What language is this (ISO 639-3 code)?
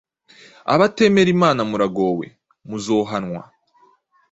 kin